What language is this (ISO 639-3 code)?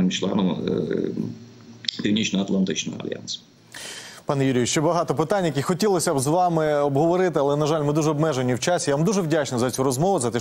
ukr